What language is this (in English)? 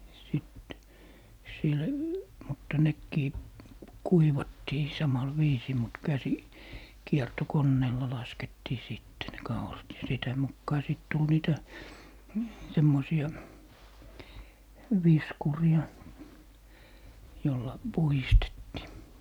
Finnish